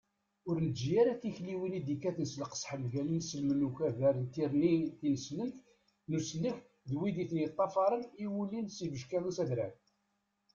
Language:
Kabyle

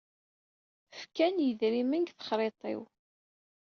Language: Kabyle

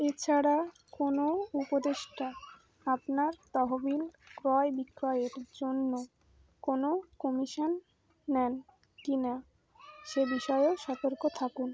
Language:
Bangla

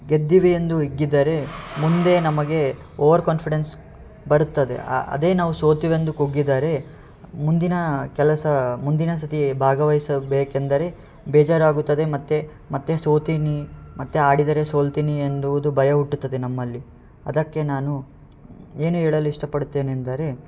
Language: Kannada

